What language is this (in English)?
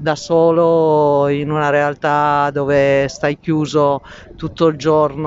Italian